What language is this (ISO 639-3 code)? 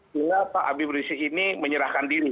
ind